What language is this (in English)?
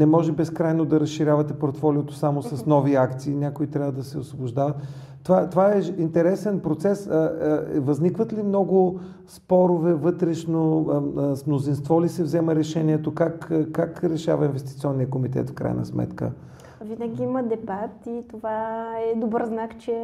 Bulgarian